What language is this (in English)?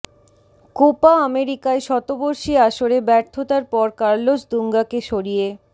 Bangla